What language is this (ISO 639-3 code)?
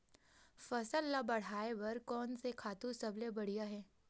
hne